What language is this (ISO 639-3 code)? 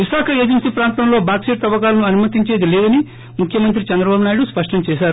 tel